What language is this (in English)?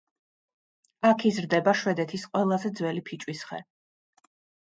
Georgian